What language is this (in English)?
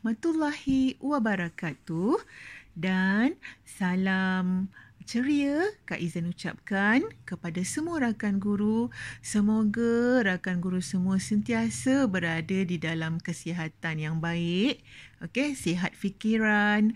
Malay